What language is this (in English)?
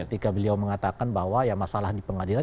Indonesian